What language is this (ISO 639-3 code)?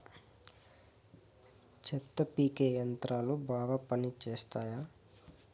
tel